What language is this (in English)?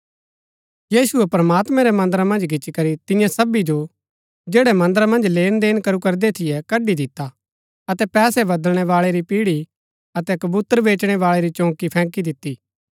Gaddi